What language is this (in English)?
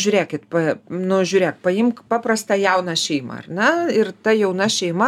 Lithuanian